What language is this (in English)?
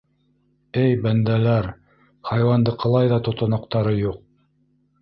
Bashkir